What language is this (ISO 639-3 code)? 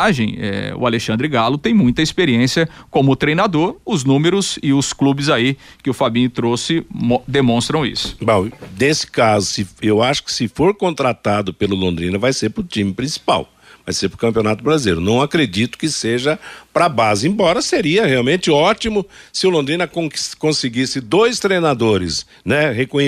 por